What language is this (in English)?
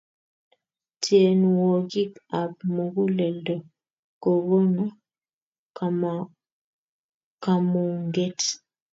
Kalenjin